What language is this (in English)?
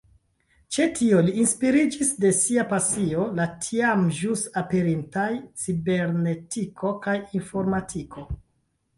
Esperanto